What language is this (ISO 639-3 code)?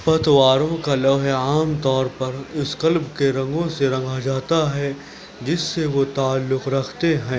urd